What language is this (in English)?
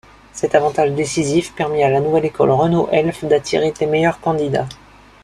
French